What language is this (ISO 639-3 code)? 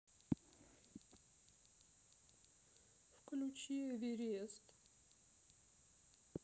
rus